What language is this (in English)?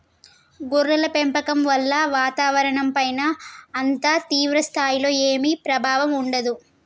Telugu